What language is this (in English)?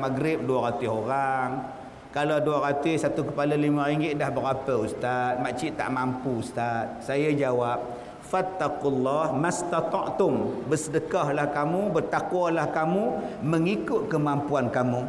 Malay